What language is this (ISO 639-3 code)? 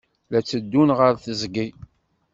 kab